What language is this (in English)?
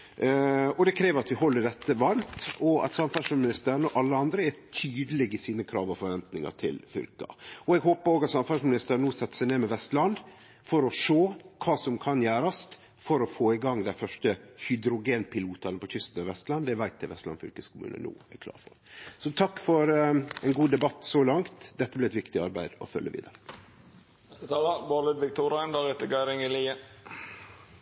Norwegian Nynorsk